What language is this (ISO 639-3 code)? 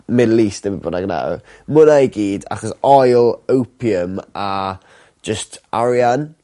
cym